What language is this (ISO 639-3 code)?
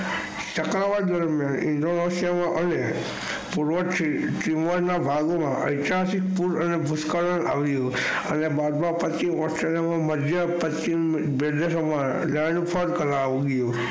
guj